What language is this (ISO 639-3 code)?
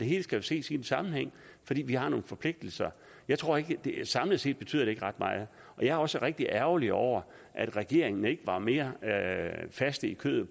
dan